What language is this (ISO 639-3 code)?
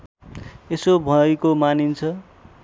nep